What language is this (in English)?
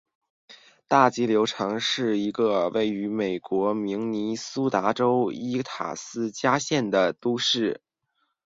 Chinese